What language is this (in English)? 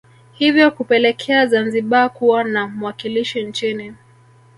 Swahili